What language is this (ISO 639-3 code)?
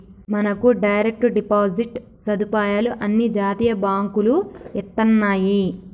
tel